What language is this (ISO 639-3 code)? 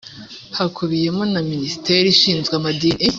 kin